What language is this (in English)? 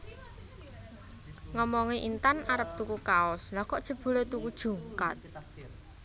Javanese